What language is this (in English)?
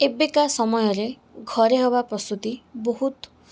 Odia